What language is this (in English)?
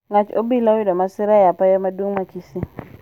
Luo (Kenya and Tanzania)